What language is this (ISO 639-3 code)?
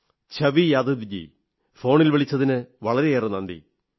mal